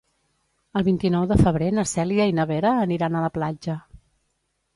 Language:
Catalan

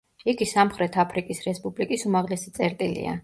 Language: Georgian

